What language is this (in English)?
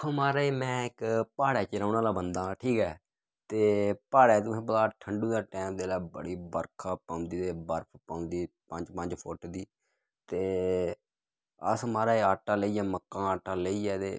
Dogri